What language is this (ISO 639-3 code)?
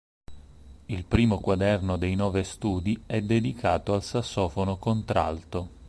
ita